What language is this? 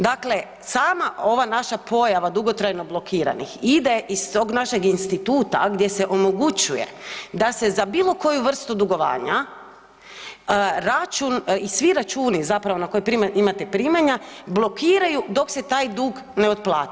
Croatian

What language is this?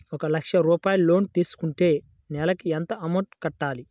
Telugu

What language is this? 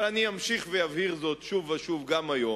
Hebrew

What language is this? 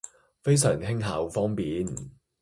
Cantonese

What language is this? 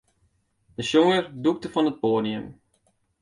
Western Frisian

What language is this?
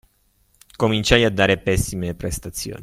Italian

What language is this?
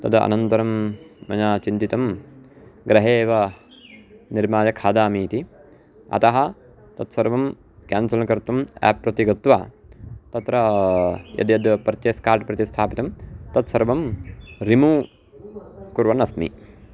Sanskrit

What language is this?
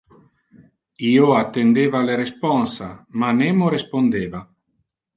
Interlingua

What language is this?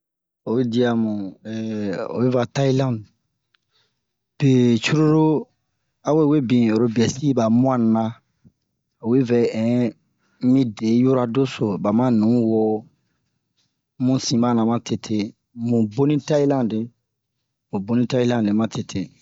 Bomu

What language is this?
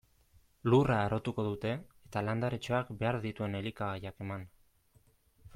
Basque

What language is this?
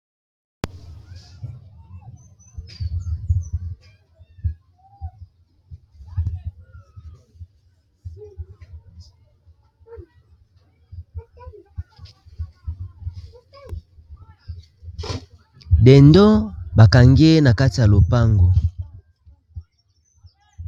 Lingala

